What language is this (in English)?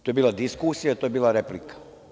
Serbian